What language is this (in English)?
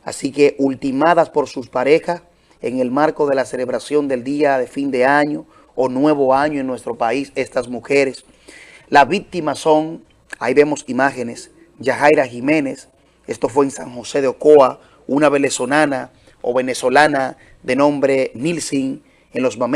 Spanish